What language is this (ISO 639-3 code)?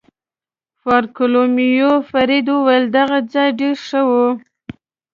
pus